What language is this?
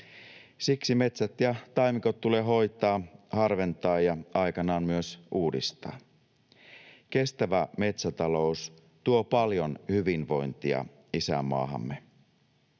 Finnish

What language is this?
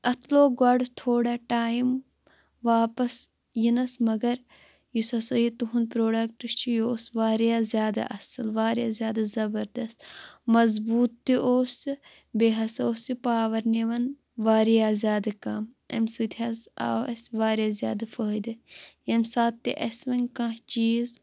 Kashmiri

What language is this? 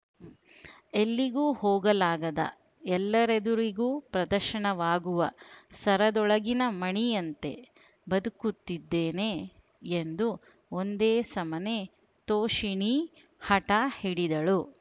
Kannada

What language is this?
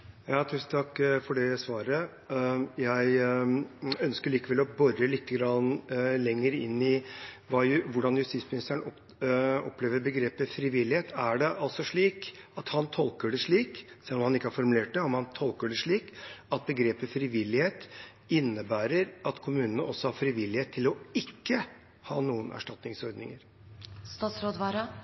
Norwegian Bokmål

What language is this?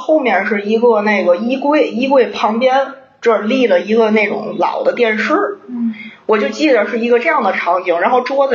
Chinese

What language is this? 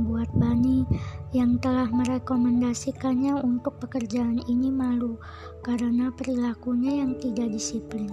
Indonesian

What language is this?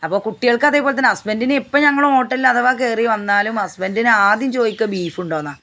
Malayalam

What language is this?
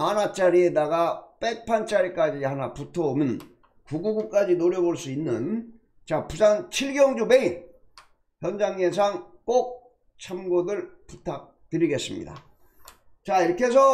Korean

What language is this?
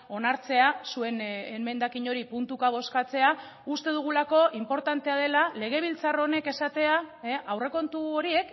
Basque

